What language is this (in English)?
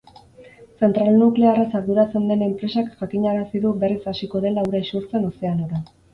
Basque